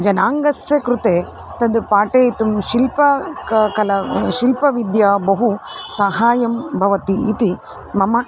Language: Sanskrit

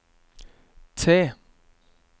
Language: Norwegian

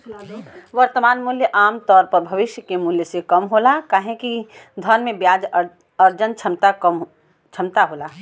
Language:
Bhojpuri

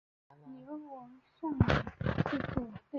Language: Chinese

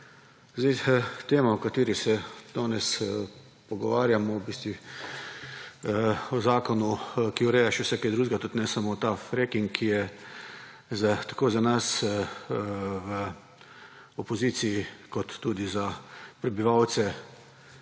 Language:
Slovenian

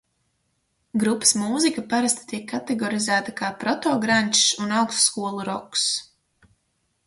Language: Latvian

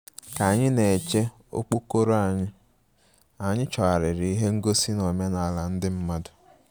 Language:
Igbo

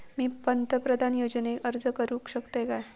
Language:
Marathi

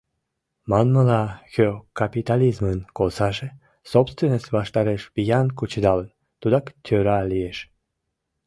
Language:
Mari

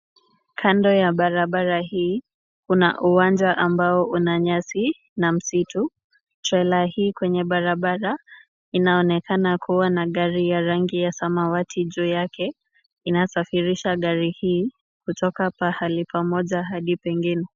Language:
Swahili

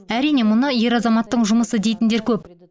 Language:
Kazakh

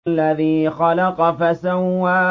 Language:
Arabic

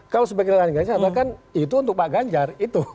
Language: Indonesian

